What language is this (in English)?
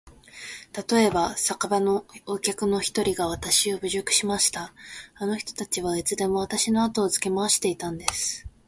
Japanese